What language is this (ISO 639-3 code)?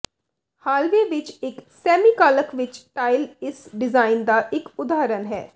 pan